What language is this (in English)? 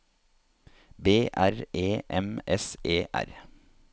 Norwegian